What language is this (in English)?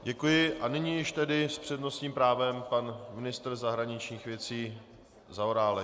Czech